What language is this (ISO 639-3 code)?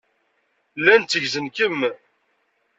kab